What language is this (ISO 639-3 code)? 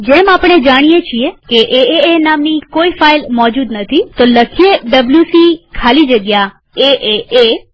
guj